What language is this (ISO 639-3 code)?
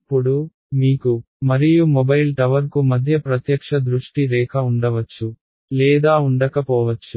tel